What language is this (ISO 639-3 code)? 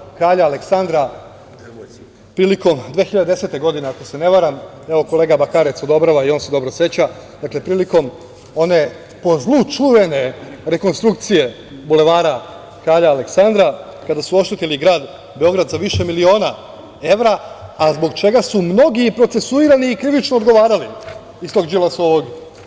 srp